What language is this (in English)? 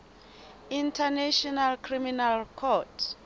Southern Sotho